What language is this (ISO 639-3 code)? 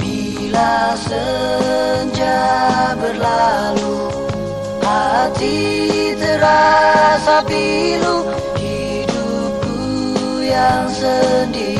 ind